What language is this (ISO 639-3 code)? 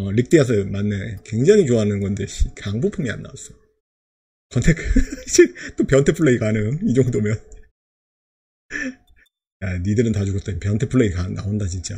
kor